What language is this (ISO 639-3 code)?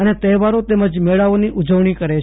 guj